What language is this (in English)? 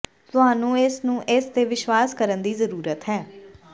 Punjabi